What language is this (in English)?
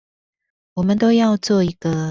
Chinese